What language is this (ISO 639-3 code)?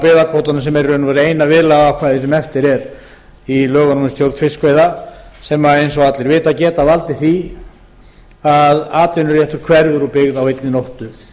isl